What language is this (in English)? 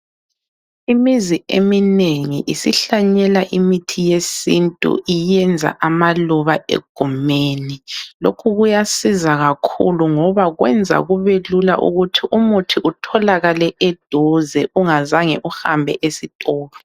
North Ndebele